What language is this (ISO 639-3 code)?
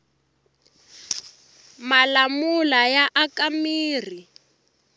tso